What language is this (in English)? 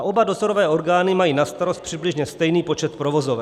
Czech